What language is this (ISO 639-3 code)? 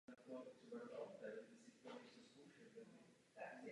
ces